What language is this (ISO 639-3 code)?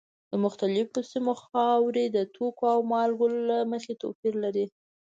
pus